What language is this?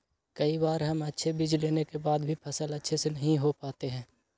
Magahi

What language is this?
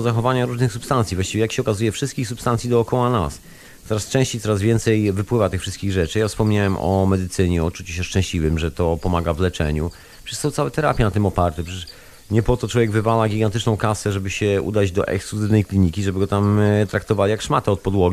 Polish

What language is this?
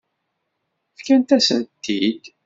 Kabyle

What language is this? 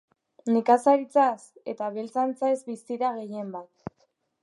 Basque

